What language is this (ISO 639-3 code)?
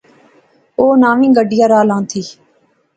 phr